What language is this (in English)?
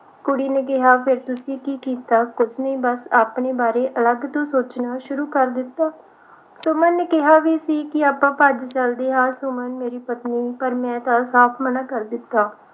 Punjabi